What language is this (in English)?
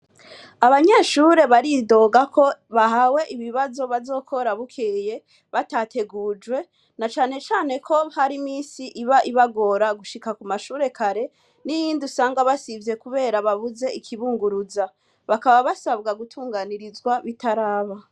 Rundi